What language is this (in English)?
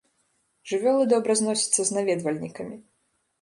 Belarusian